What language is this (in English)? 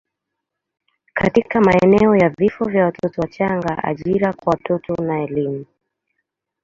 Swahili